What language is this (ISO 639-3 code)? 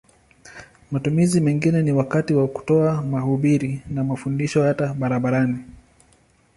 swa